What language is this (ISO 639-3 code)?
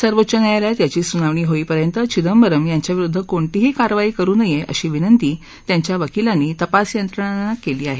mar